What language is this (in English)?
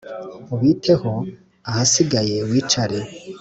Kinyarwanda